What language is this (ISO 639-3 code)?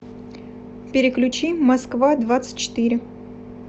rus